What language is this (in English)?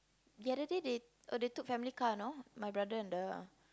English